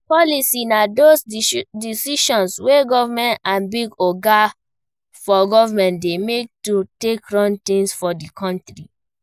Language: Nigerian Pidgin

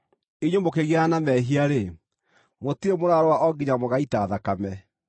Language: Kikuyu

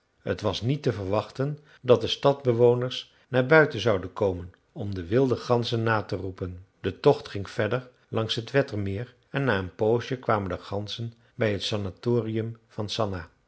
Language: Dutch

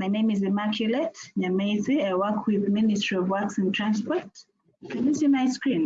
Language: English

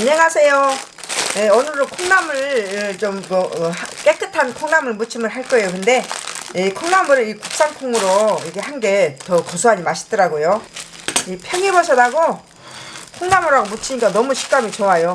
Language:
Korean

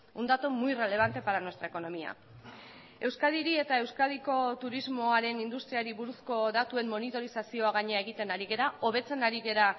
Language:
Basque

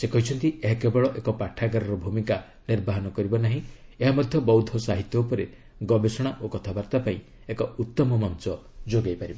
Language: Odia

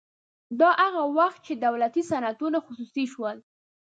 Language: Pashto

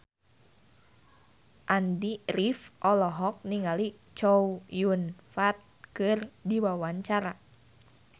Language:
Sundanese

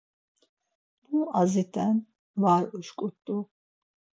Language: Laz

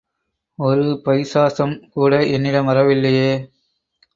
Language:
Tamil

